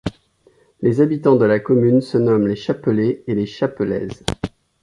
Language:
French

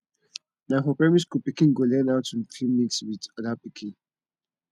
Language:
Nigerian Pidgin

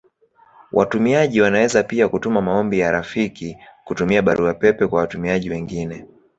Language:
Swahili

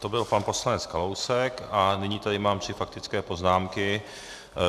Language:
Czech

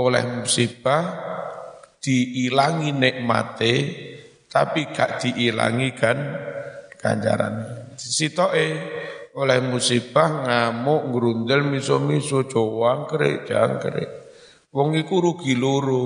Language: Indonesian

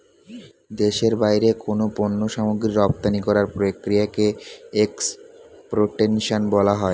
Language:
Bangla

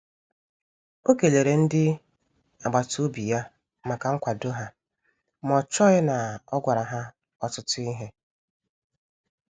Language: Igbo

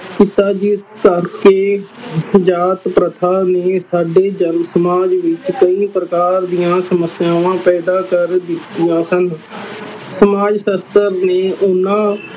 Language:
Punjabi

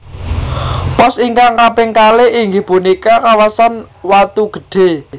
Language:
Javanese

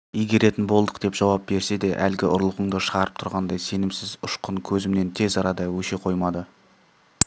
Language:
Kazakh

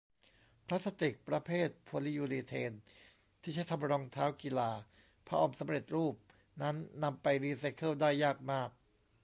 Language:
Thai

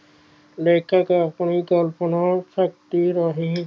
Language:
Punjabi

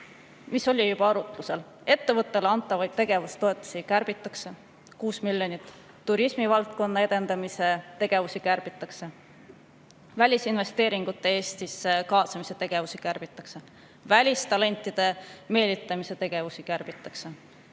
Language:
Estonian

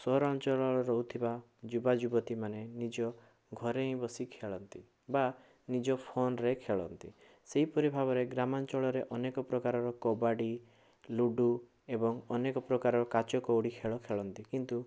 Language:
Odia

